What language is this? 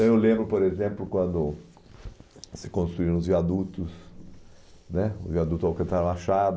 Portuguese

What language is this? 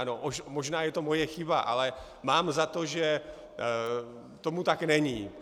Czech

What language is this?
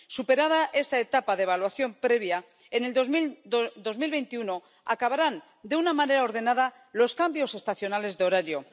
Spanish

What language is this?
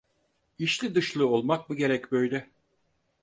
Turkish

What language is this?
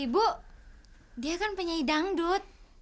Indonesian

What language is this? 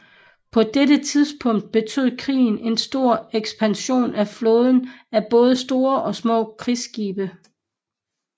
Danish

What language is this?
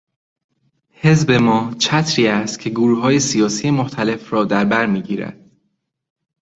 Persian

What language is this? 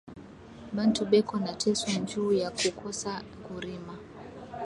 Swahili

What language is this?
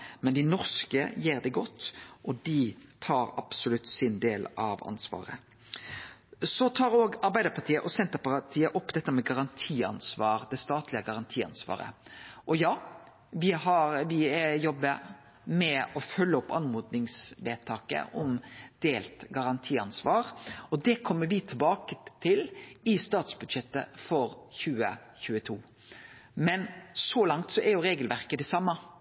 Norwegian Nynorsk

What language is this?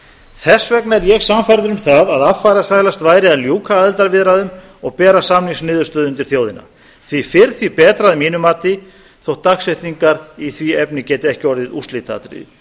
Icelandic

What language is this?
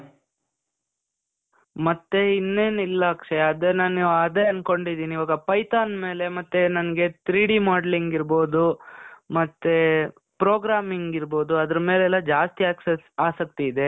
Kannada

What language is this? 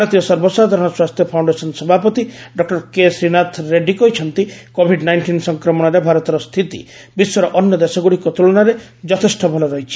Odia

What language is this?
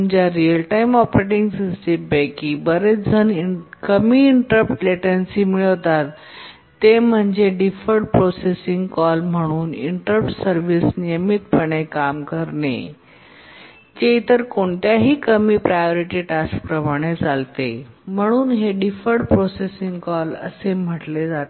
Marathi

